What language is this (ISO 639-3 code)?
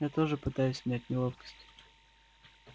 rus